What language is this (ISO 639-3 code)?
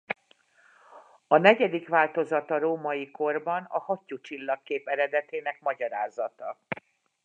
hun